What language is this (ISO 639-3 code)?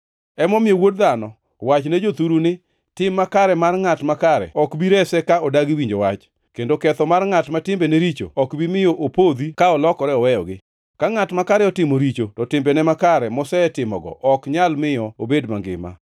luo